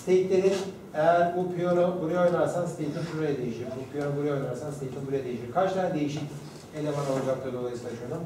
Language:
Turkish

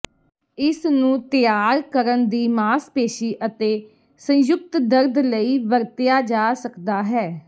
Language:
Punjabi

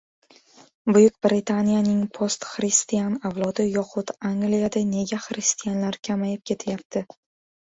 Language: Uzbek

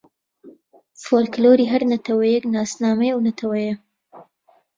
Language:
Central Kurdish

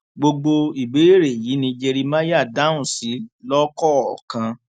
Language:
Yoruba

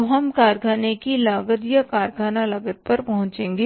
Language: Hindi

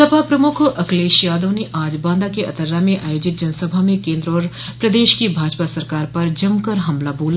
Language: Hindi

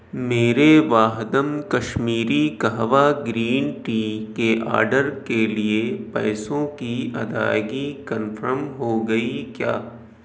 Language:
Urdu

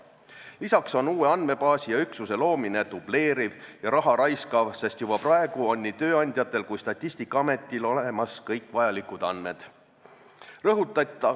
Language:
Estonian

